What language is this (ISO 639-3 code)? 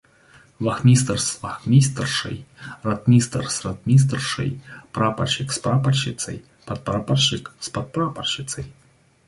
rus